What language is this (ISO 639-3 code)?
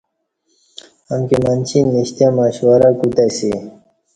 bsh